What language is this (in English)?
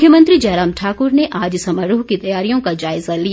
Hindi